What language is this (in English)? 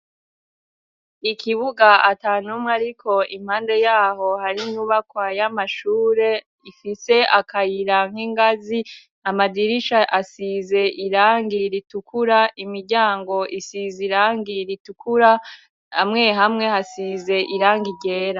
Rundi